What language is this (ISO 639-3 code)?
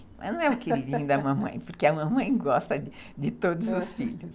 por